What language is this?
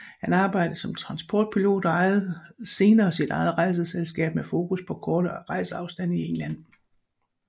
Danish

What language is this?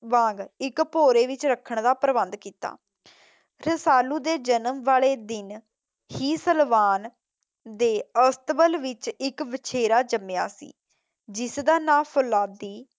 Punjabi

